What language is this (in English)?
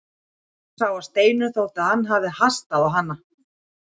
Icelandic